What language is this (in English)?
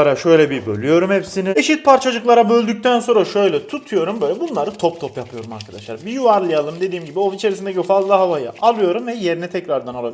Turkish